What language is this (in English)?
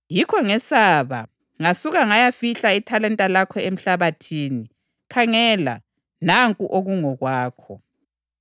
North Ndebele